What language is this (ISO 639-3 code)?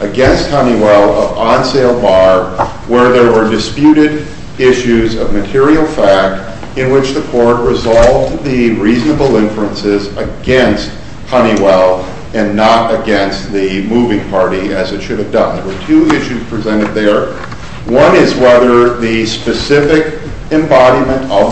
eng